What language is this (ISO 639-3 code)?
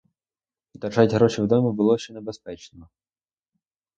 ukr